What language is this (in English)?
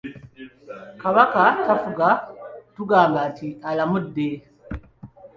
Ganda